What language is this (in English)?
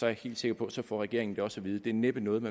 Danish